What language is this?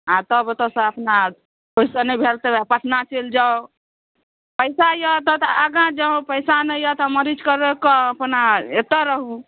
Maithili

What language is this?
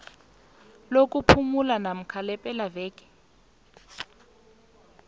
South Ndebele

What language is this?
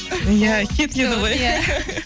Kazakh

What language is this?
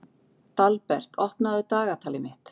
Icelandic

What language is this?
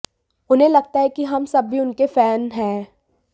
Hindi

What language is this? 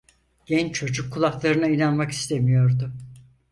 Turkish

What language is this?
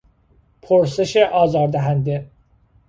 Persian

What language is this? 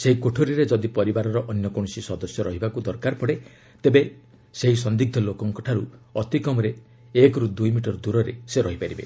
Odia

